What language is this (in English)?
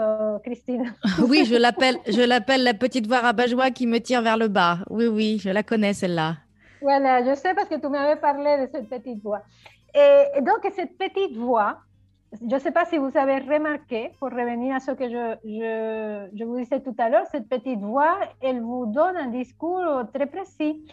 French